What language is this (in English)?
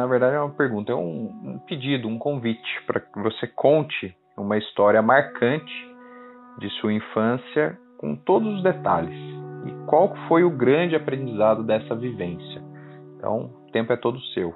Portuguese